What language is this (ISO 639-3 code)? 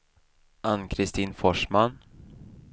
swe